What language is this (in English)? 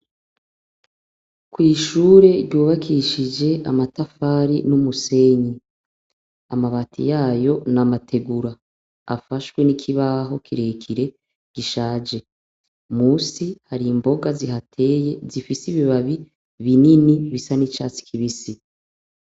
Rundi